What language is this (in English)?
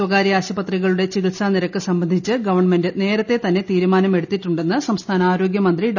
Malayalam